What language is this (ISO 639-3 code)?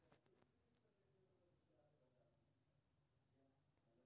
mai